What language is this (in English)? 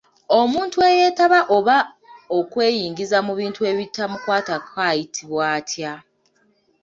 Ganda